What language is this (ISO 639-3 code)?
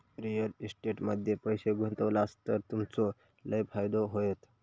mar